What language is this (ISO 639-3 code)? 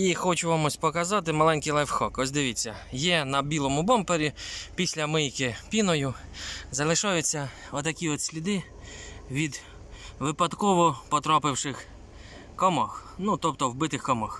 ukr